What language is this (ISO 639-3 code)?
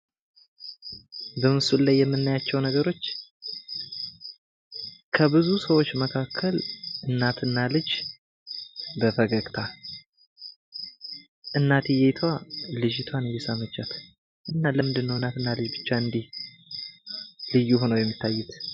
amh